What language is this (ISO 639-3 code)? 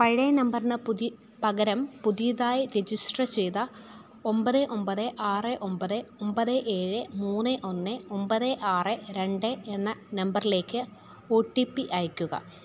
mal